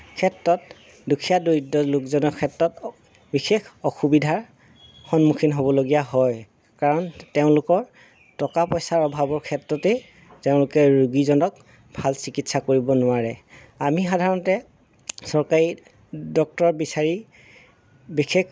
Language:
Assamese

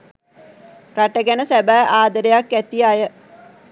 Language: Sinhala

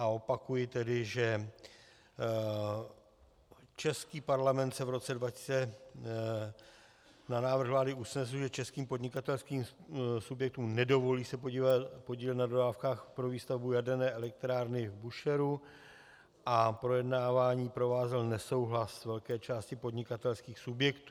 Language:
Czech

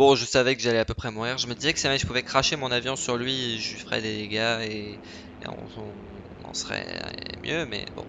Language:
French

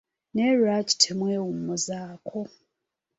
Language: Ganda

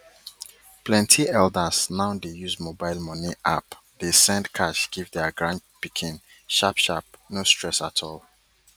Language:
Nigerian Pidgin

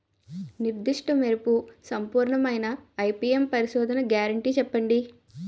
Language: Telugu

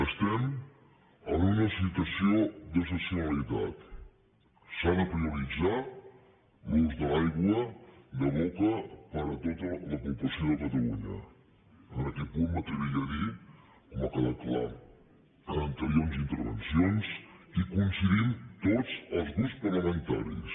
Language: Catalan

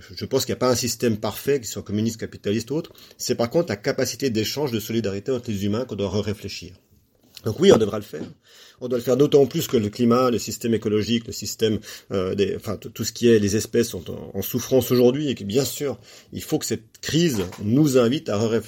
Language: French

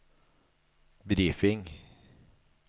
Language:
Norwegian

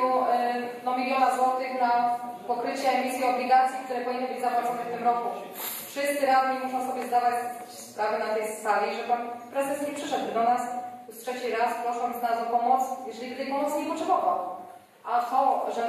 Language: Polish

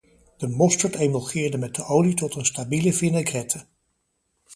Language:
Dutch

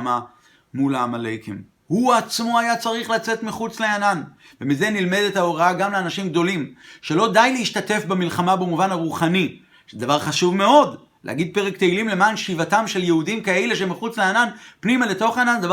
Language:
Hebrew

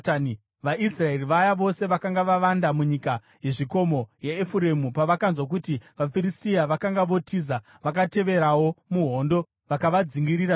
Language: Shona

